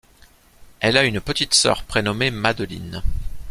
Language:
French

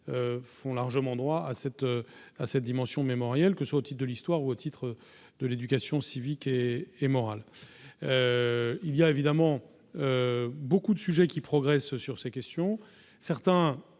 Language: French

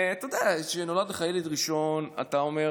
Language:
Hebrew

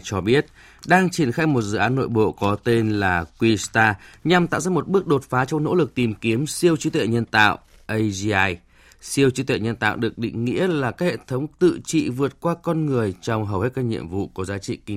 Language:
Vietnamese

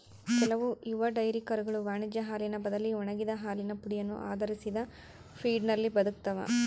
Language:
Kannada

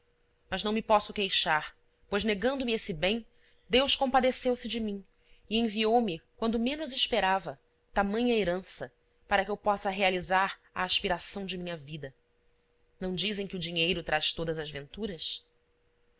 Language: Portuguese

